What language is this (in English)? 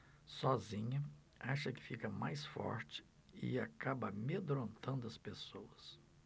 Portuguese